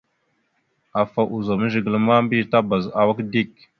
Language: Mada (Cameroon)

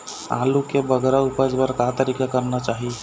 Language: Chhattisgarhi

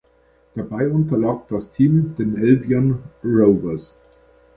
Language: German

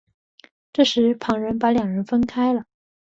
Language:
Chinese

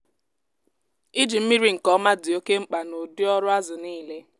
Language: Igbo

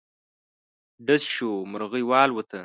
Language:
Pashto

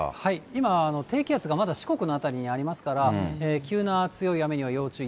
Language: Japanese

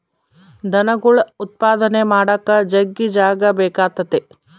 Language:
Kannada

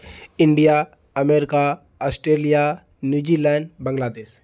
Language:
Maithili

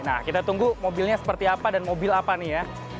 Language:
Indonesian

